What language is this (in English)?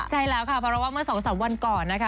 Thai